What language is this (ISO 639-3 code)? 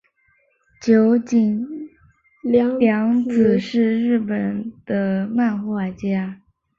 zho